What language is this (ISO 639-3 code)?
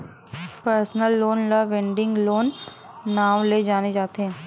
hne